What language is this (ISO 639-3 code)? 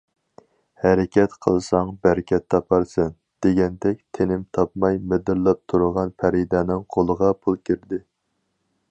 uig